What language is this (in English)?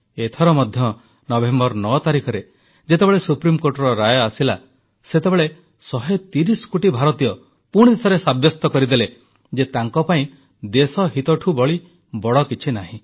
Odia